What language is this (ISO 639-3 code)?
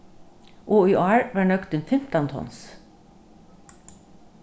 fao